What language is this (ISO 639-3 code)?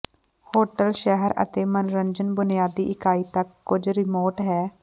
pan